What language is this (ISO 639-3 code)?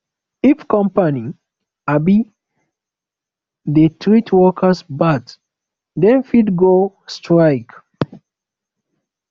pcm